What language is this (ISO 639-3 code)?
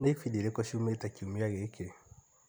kik